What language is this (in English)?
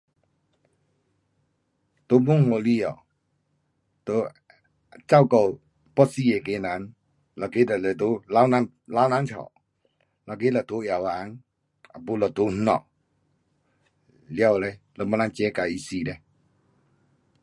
Pu-Xian Chinese